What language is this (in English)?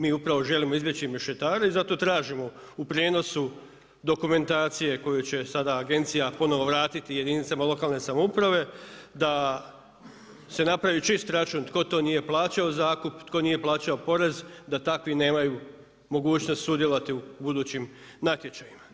Croatian